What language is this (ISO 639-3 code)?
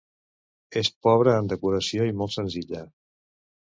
cat